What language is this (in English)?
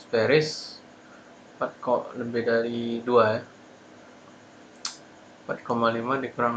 Indonesian